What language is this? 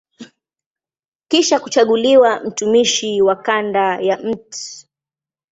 Swahili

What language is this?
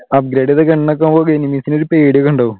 Malayalam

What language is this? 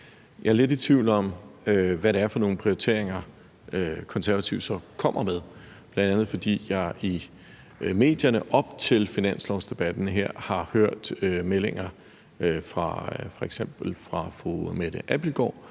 Danish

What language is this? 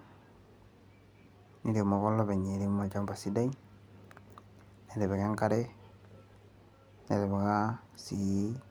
Masai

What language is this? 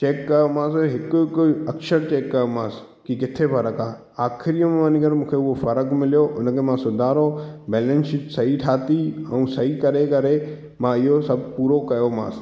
Sindhi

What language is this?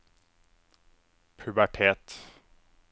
Norwegian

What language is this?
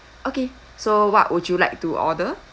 English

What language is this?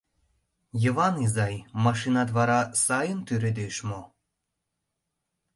Mari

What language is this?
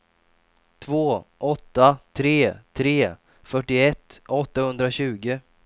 Swedish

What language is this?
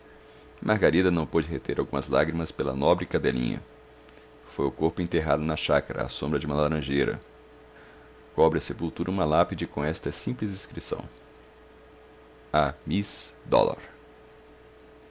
Portuguese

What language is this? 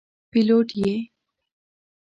Pashto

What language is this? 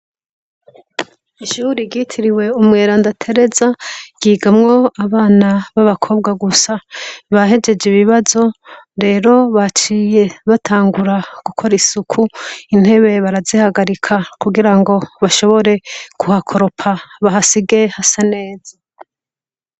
Rundi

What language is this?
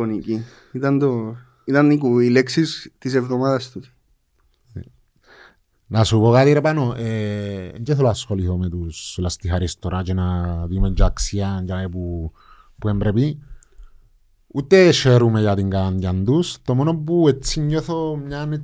Greek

